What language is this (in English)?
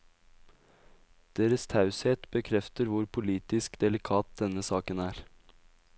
Norwegian